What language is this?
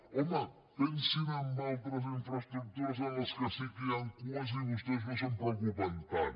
Catalan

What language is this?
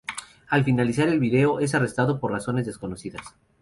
Spanish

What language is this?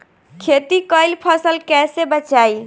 Bhojpuri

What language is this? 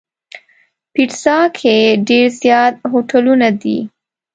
Pashto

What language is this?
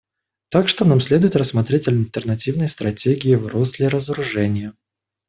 Russian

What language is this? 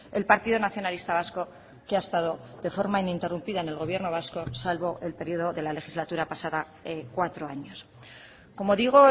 Spanish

